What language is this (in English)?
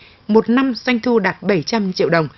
Vietnamese